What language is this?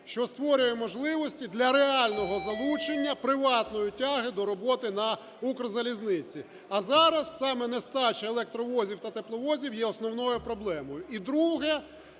Ukrainian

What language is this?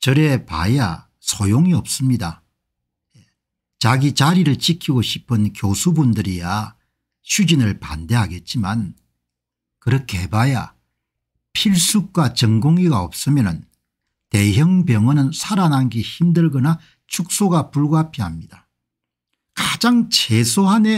Korean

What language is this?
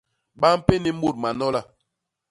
Basaa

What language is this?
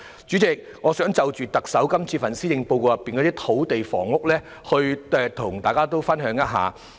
Cantonese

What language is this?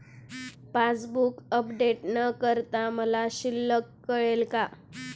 Marathi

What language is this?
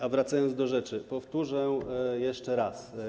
Polish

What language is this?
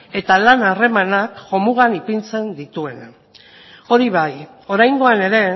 Basque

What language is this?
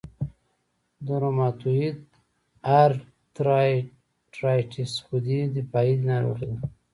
Pashto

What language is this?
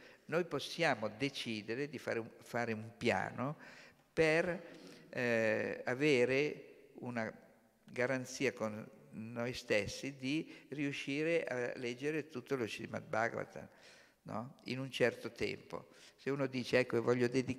Italian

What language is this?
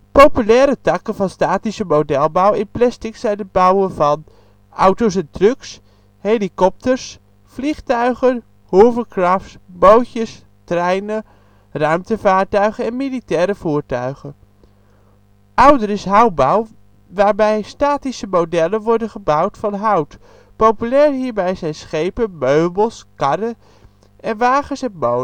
Dutch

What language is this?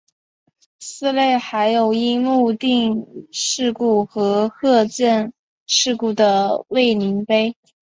Chinese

